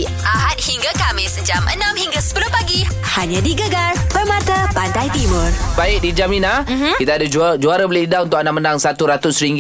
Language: Malay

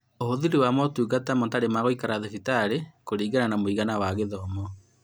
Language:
Kikuyu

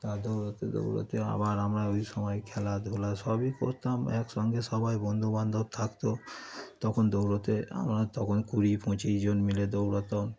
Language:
Bangla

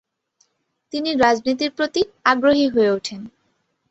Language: Bangla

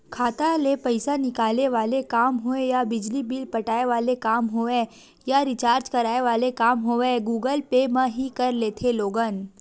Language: Chhattisgarhi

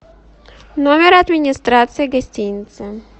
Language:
Russian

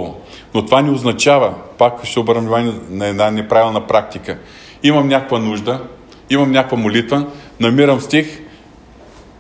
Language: Bulgarian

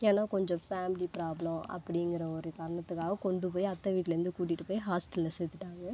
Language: Tamil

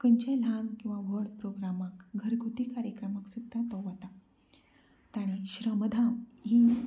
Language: Konkani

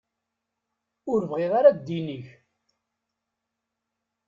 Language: Kabyle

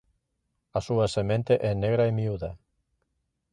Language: Galician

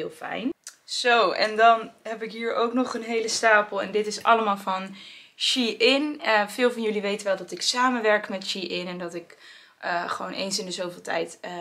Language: Dutch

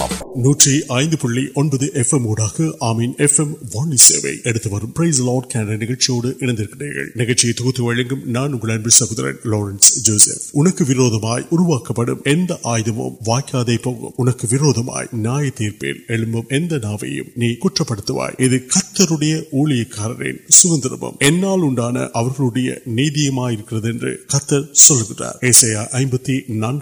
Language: Urdu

